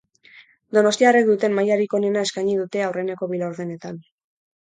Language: Basque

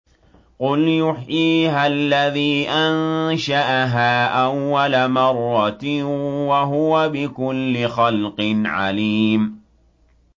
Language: Arabic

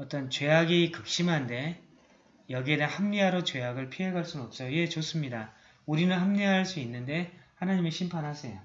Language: Korean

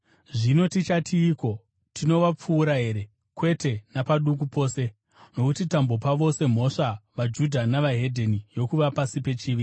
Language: Shona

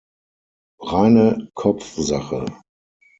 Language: German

